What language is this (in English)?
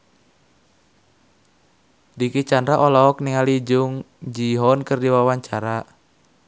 Sundanese